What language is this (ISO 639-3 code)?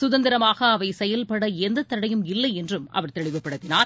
tam